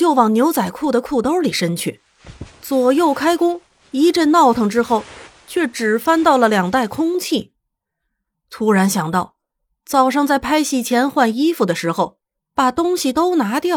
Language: Chinese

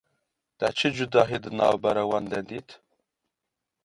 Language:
Kurdish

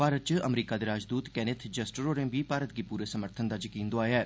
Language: Dogri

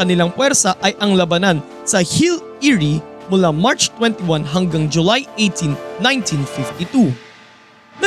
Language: Filipino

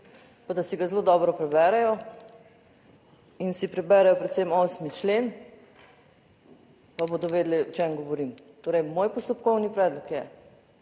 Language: Slovenian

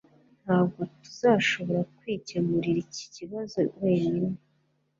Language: Kinyarwanda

